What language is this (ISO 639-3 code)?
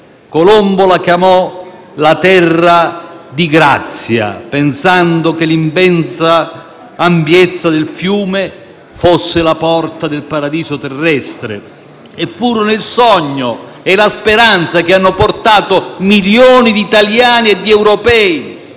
ita